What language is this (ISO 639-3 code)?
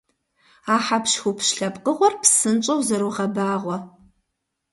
kbd